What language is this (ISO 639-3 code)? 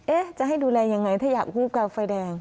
tha